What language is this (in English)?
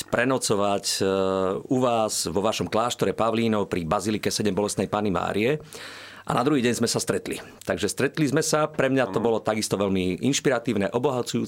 Slovak